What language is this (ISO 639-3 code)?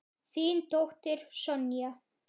isl